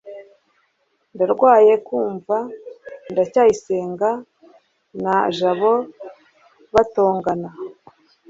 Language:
Kinyarwanda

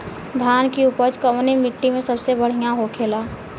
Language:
Bhojpuri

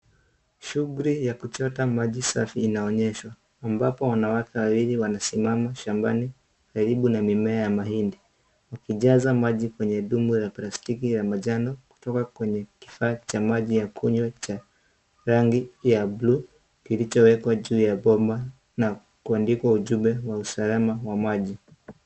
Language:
Swahili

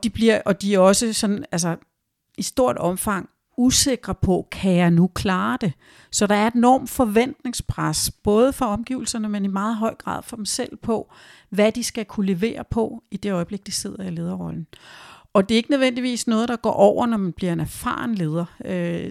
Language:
Danish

